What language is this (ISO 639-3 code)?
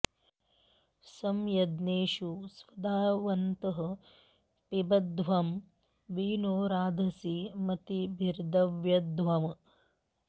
san